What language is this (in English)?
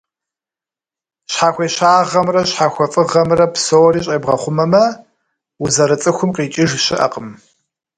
Kabardian